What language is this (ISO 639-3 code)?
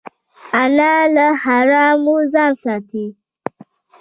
pus